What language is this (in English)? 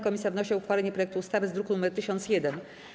Polish